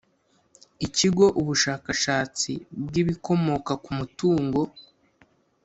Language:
Kinyarwanda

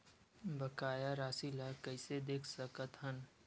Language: Chhattisgarhi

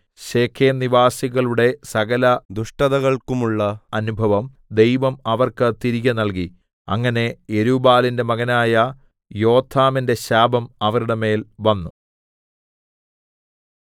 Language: Malayalam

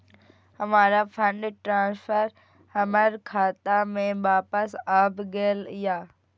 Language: Maithili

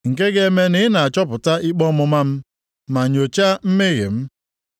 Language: Igbo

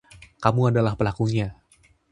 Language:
Indonesian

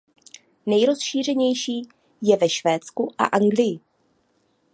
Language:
Czech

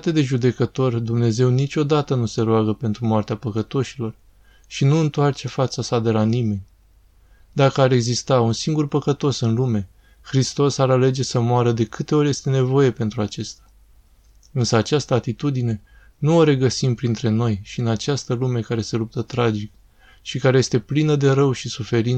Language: Romanian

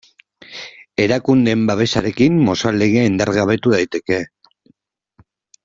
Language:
Basque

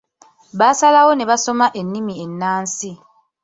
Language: Ganda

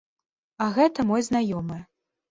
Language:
Belarusian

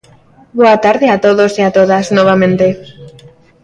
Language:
Galician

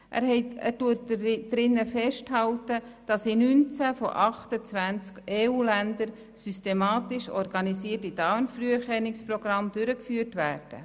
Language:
Swiss German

